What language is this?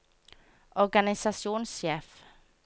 Norwegian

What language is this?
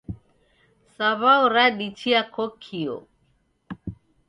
Taita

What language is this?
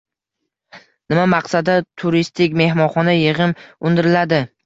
Uzbek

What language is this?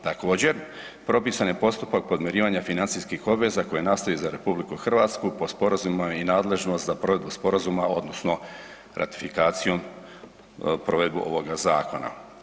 Croatian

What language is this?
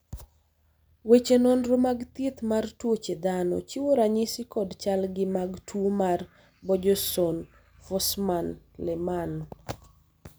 Luo (Kenya and Tanzania)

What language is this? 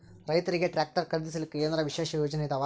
Kannada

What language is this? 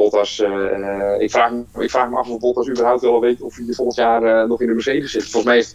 Dutch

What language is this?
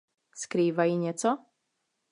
Czech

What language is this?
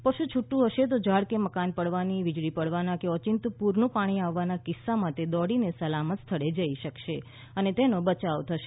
Gujarati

